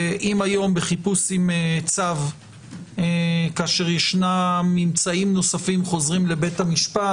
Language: Hebrew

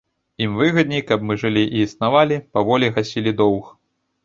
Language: Belarusian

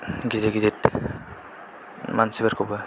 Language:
Bodo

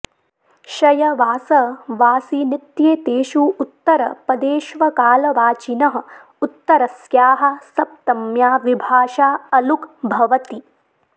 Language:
Sanskrit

